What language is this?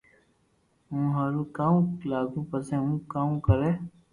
Loarki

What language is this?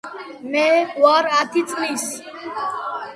Georgian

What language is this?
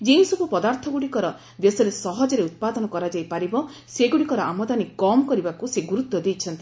Odia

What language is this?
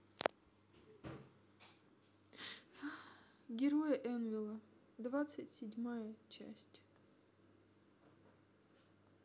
Russian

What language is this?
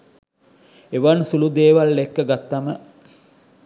Sinhala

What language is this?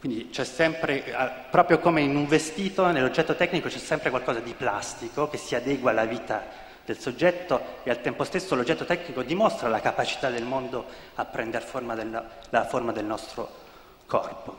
Italian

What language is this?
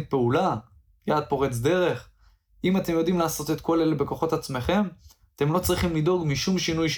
Hebrew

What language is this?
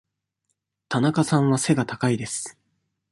Japanese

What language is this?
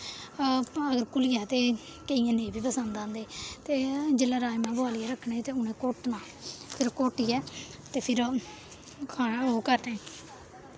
Dogri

